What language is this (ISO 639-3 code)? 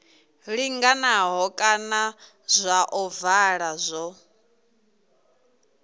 ven